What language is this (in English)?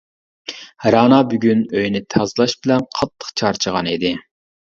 Uyghur